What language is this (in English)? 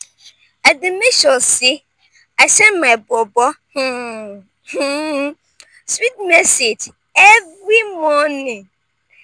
Nigerian Pidgin